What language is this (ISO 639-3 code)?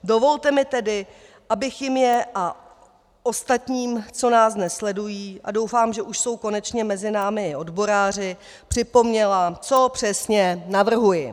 ces